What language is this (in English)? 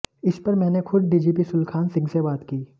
Hindi